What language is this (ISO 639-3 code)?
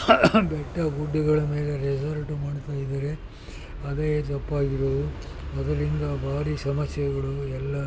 kan